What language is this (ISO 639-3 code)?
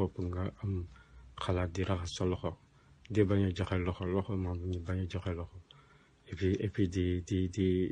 fra